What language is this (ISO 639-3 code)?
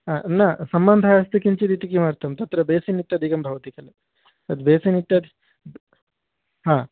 san